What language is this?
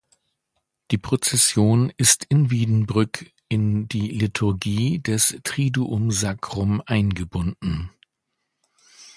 German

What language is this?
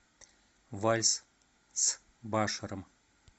Russian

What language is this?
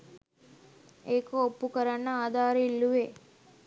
Sinhala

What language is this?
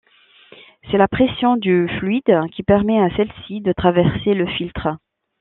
French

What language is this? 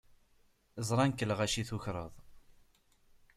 Kabyle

